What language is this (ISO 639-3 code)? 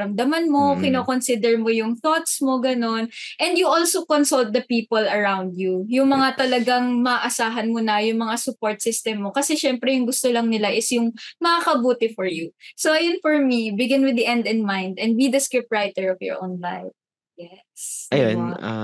fil